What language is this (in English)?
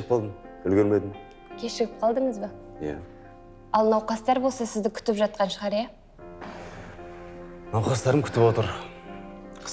Turkish